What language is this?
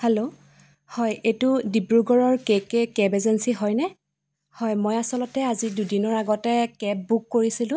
Assamese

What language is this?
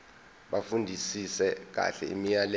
Zulu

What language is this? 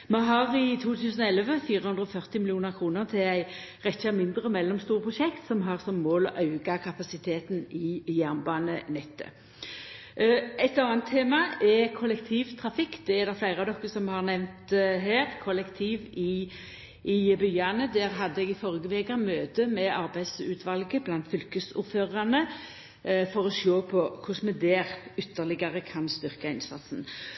Norwegian Nynorsk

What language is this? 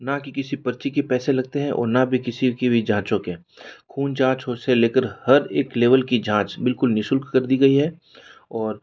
Hindi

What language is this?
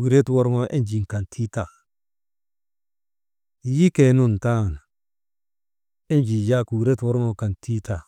Maba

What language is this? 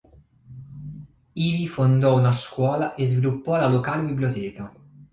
Italian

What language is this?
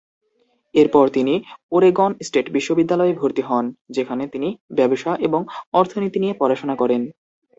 Bangla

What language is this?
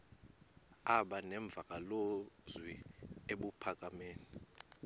Xhosa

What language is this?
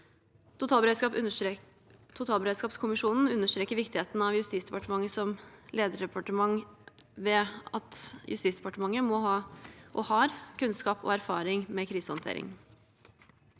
Norwegian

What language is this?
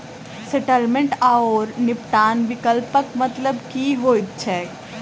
Maithili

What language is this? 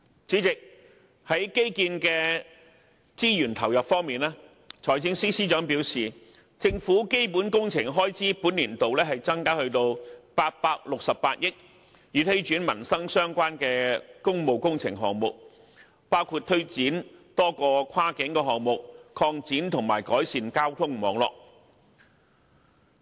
Cantonese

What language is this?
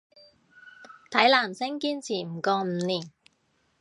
Cantonese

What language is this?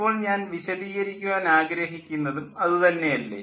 Malayalam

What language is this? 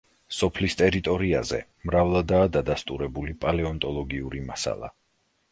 Georgian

